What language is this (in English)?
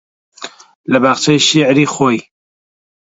Central Kurdish